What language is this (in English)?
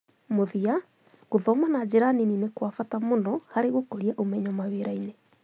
Kikuyu